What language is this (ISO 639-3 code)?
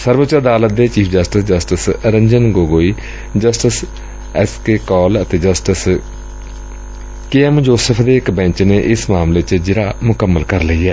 pan